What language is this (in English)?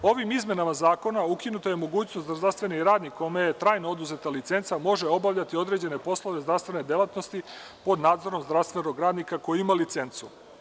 Serbian